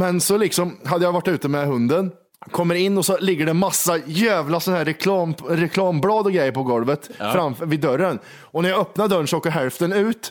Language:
Swedish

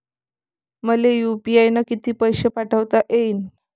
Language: Marathi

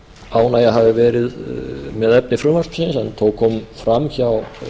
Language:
Icelandic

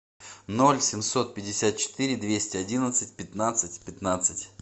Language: Russian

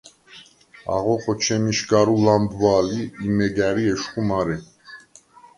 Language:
Svan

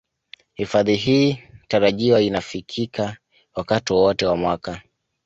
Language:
Swahili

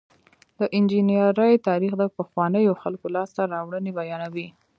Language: Pashto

